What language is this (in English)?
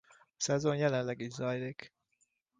Hungarian